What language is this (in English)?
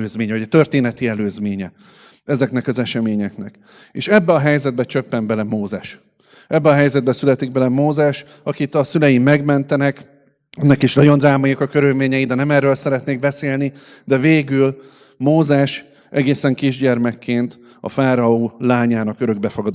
Hungarian